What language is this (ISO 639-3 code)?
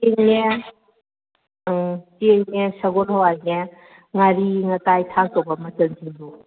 mni